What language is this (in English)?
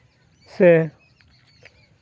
Santali